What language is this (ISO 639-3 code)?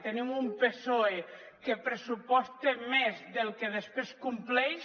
cat